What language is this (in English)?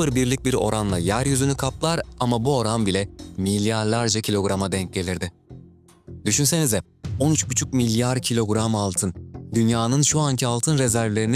Turkish